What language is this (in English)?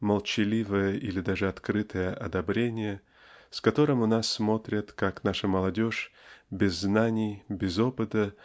Russian